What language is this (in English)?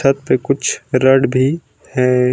Hindi